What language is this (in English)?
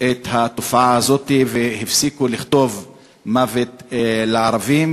Hebrew